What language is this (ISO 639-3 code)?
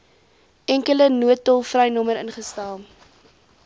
afr